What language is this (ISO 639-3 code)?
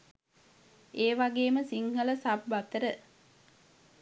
sin